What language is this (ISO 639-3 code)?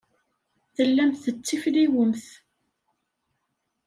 kab